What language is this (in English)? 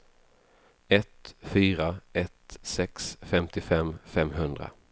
Swedish